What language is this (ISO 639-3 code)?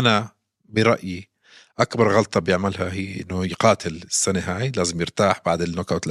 ara